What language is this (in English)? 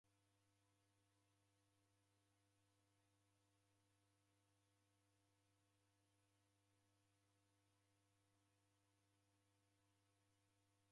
Taita